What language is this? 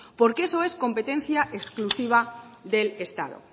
Spanish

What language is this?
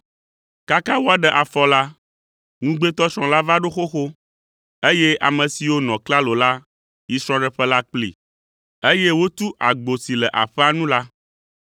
Ewe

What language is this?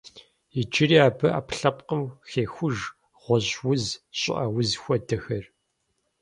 Kabardian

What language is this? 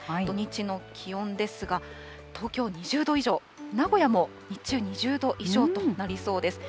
Japanese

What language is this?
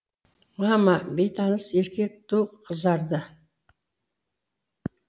Kazakh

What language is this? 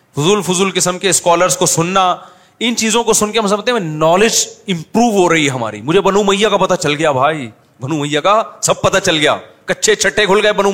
Urdu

